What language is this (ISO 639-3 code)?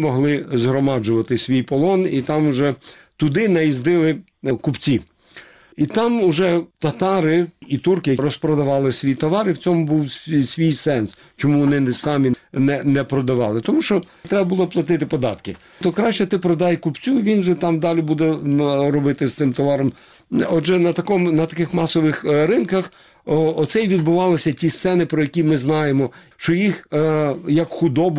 ukr